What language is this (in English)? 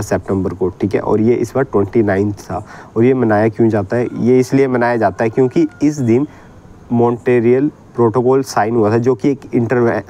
Hindi